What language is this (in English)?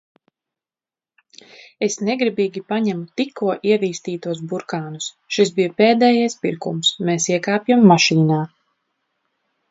Latvian